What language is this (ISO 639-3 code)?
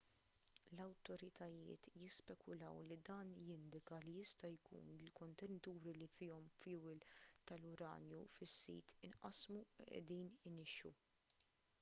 mlt